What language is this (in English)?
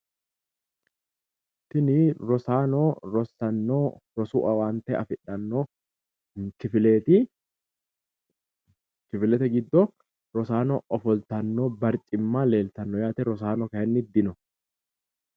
Sidamo